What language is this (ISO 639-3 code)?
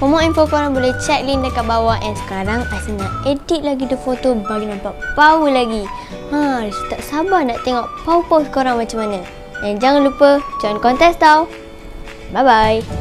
msa